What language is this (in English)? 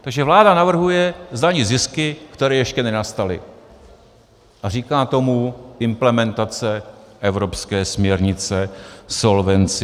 Czech